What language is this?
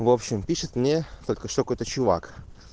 Russian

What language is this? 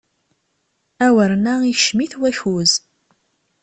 Kabyle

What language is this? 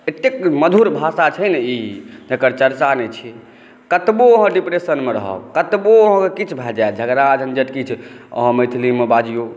Maithili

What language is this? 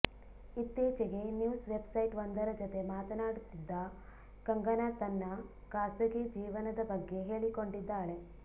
Kannada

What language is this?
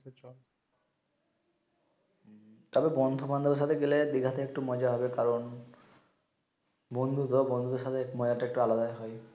Bangla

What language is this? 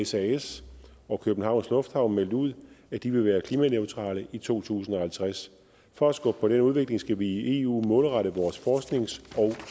Danish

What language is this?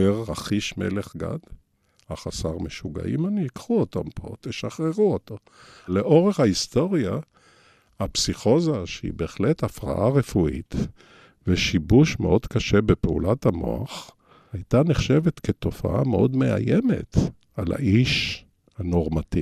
Hebrew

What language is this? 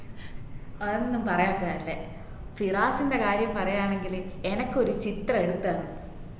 Malayalam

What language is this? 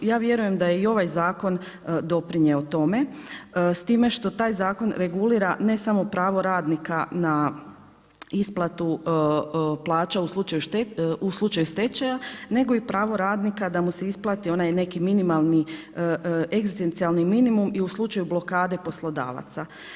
Croatian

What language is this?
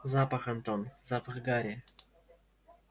Russian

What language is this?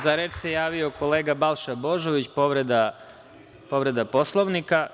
Serbian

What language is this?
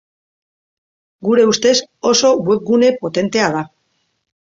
Basque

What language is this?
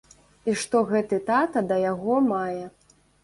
Belarusian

